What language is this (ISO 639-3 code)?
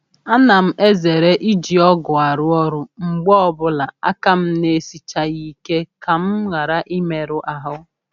ibo